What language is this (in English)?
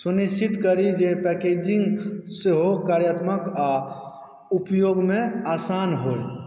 Maithili